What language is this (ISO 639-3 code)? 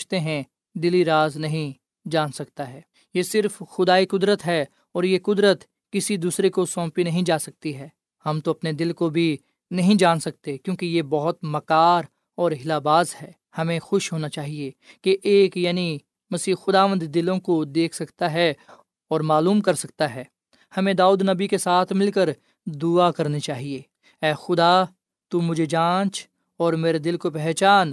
urd